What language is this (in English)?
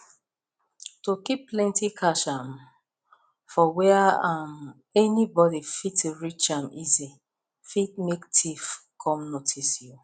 Nigerian Pidgin